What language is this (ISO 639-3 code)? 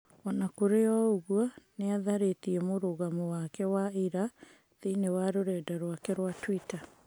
kik